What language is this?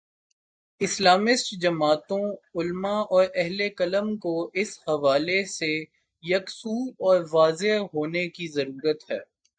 Urdu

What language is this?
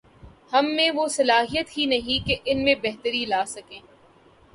Urdu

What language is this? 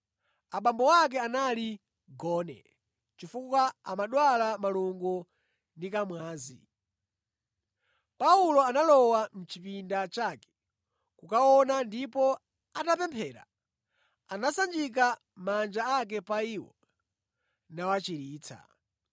Nyanja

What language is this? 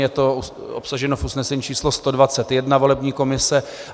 Czech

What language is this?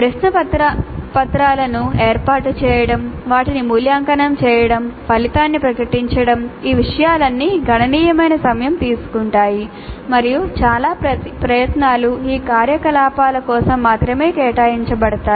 Telugu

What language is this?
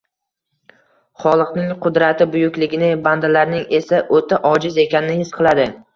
Uzbek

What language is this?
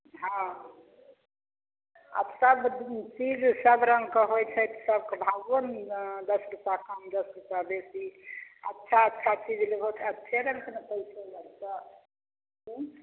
Maithili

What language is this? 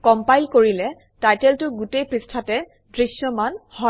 Assamese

